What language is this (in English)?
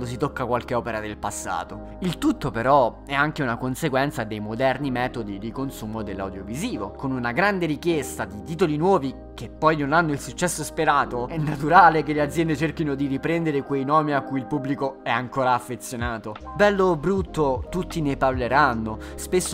Italian